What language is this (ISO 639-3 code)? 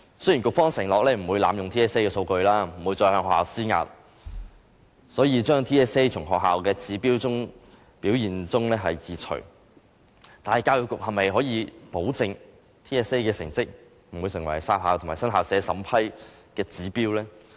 yue